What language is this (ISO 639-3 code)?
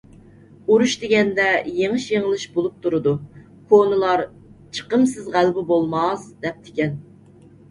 uig